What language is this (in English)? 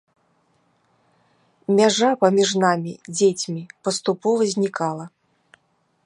Belarusian